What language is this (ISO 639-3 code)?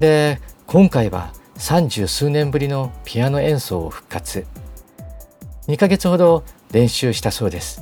jpn